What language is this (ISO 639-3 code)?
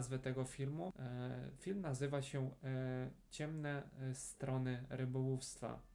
pol